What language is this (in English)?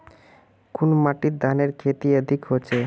Magahi